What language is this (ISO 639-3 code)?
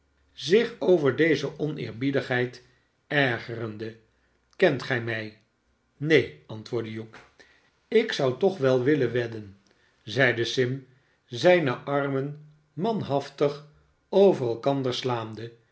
nld